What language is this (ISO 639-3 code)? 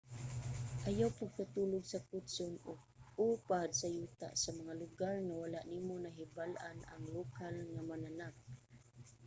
ceb